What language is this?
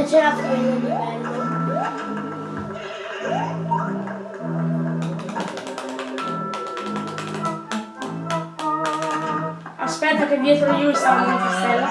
Italian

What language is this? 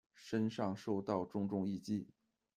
Chinese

